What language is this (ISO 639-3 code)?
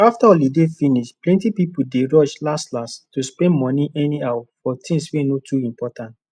pcm